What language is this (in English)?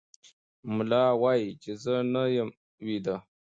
Pashto